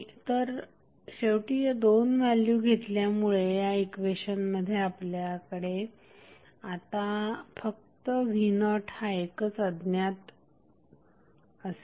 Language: Marathi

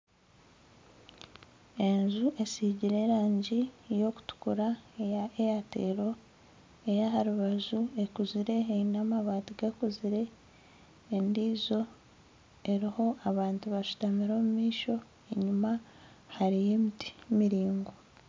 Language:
Nyankole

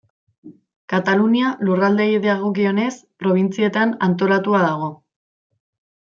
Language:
Basque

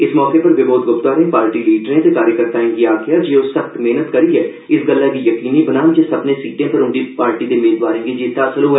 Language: Dogri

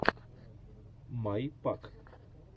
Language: Russian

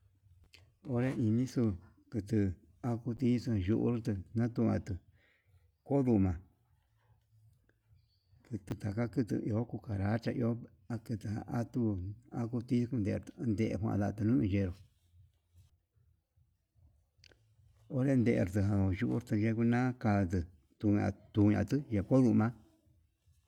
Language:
Yutanduchi Mixtec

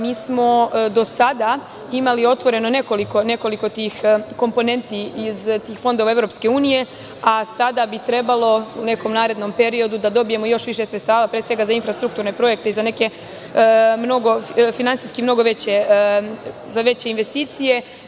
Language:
Serbian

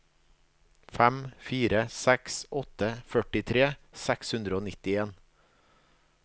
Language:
Norwegian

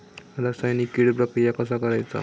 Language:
Marathi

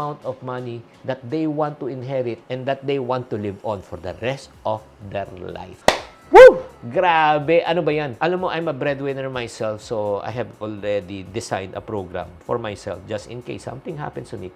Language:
Filipino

